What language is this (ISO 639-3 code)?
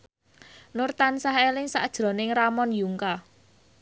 jav